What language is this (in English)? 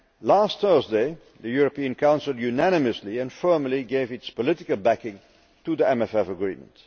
English